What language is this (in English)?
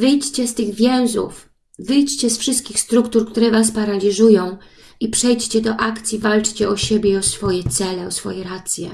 Polish